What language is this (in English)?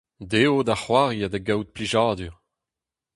Breton